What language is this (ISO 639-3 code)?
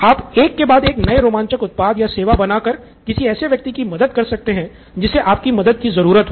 hin